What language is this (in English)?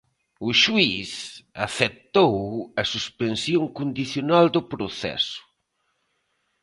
Galician